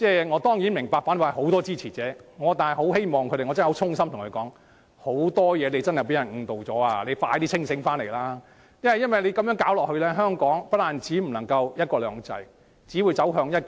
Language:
Cantonese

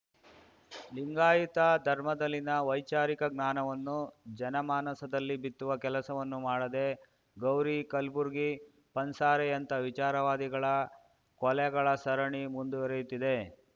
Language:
Kannada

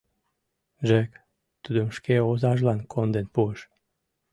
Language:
Mari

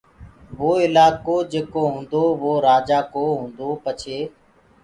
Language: Gurgula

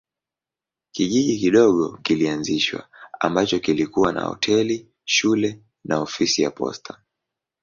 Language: Swahili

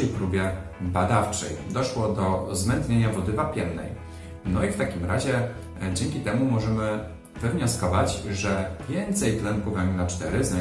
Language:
Polish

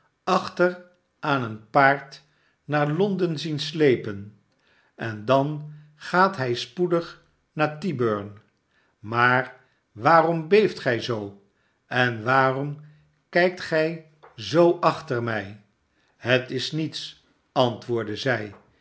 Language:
Dutch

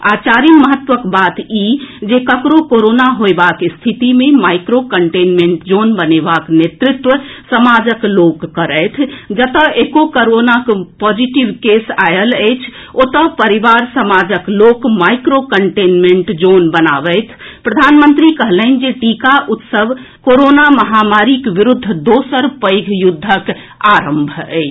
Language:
Maithili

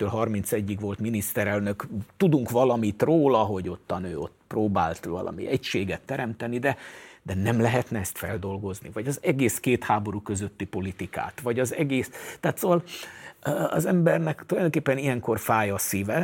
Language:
Hungarian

